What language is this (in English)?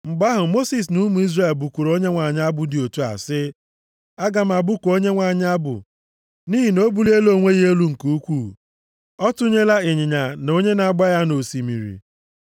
Igbo